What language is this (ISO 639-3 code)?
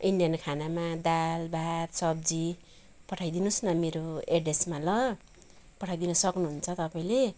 nep